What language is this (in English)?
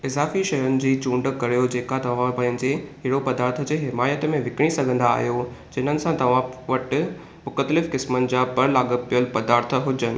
Sindhi